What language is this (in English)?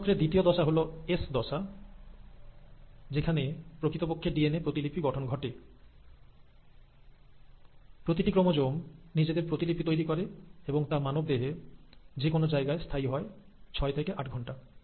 Bangla